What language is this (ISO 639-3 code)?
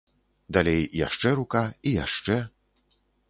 bel